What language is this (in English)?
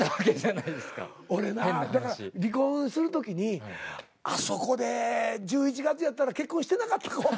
Japanese